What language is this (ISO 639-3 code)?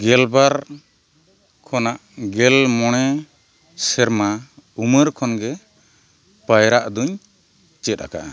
sat